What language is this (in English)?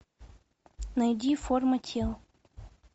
Russian